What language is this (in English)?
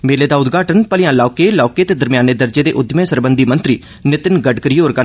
Dogri